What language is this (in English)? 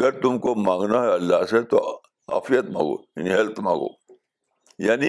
Urdu